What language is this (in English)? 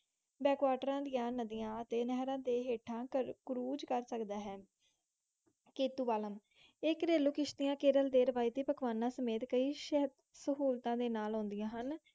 Punjabi